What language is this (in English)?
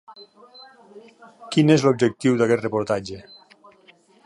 Catalan